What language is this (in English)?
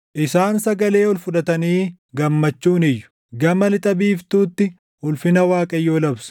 Oromo